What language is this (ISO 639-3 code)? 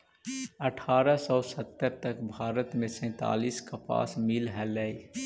mag